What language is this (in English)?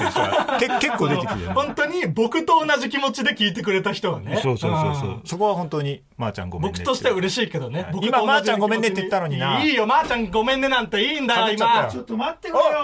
Japanese